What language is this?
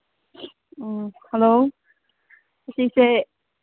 Manipuri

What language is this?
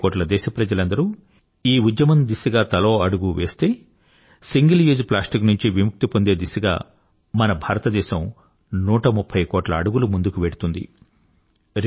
Telugu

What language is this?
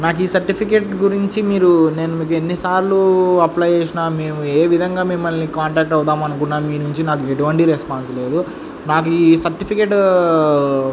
Telugu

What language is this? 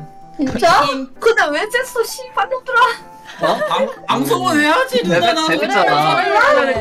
Korean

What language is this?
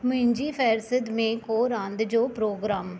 Sindhi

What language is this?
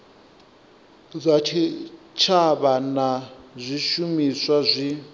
Venda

